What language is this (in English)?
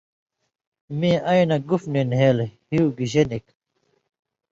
Indus Kohistani